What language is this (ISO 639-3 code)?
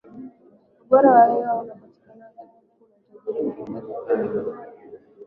swa